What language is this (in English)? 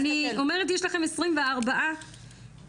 Hebrew